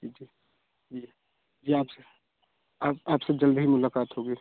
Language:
Hindi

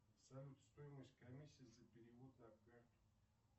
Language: Russian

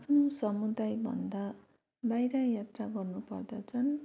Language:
Nepali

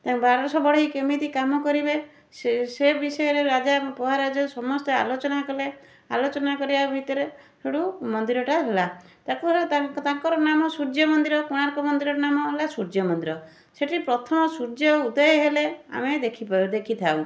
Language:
Odia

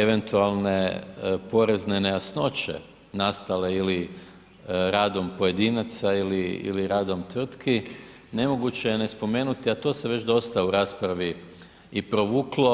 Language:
Croatian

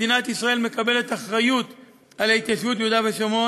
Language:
Hebrew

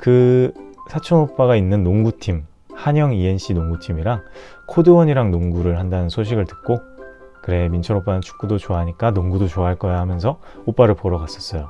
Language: Korean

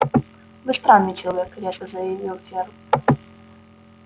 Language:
Russian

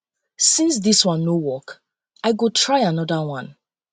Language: Nigerian Pidgin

